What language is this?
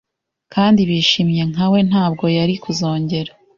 Kinyarwanda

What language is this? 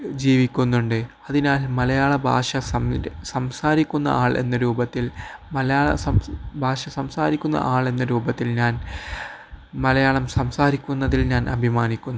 Malayalam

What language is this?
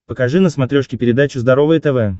Russian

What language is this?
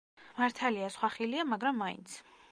Georgian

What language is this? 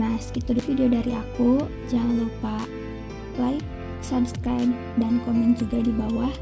Indonesian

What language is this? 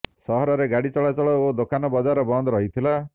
Odia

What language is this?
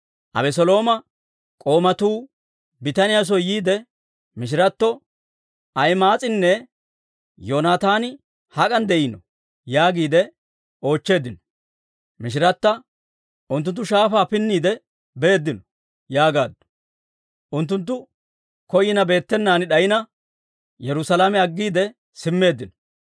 Dawro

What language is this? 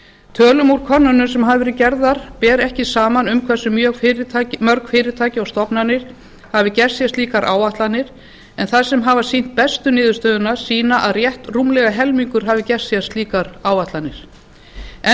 Icelandic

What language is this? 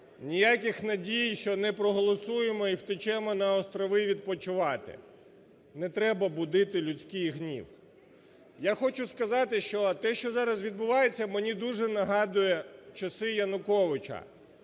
Ukrainian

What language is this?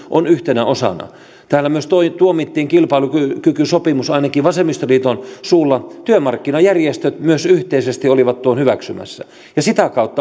Finnish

